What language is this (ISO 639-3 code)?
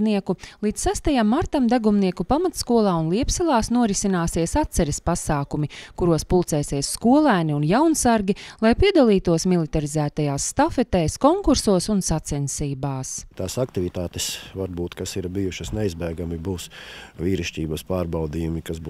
lav